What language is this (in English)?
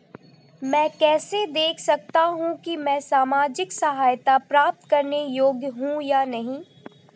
Hindi